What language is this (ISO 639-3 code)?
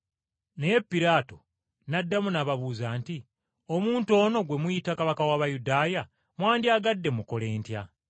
lug